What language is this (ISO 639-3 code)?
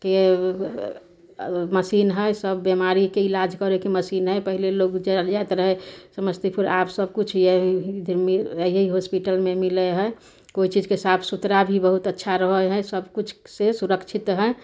mai